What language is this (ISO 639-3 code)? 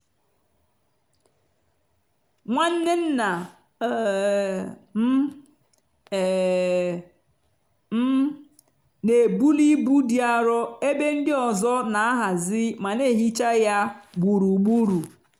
ibo